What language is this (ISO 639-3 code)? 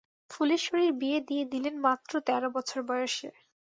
ben